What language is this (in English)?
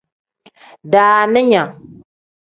Tem